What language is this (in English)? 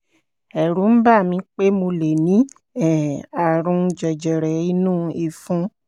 Yoruba